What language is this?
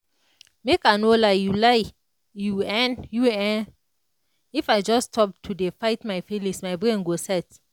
Nigerian Pidgin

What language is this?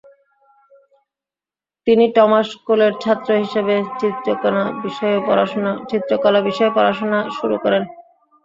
Bangla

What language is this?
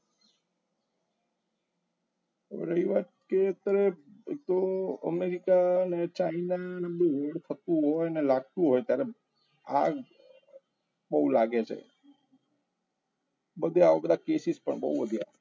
Gujarati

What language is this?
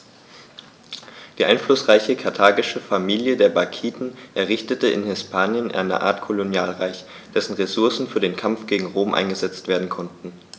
German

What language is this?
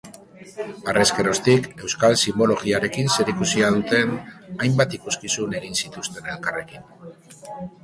Basque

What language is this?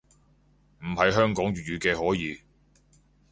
Cantonese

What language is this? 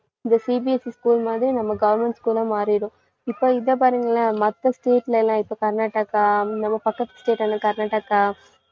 Tamil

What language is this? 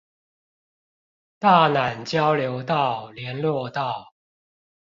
Chinese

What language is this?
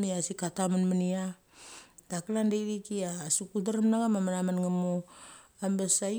Mali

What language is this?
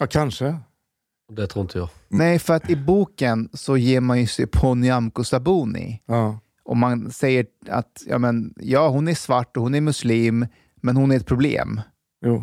Swedish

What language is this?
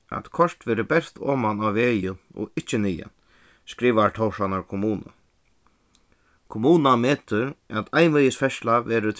Faroese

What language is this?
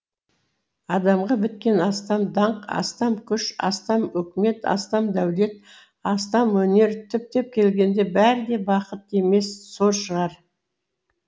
Kazakh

